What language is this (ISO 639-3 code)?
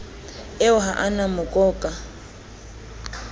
sot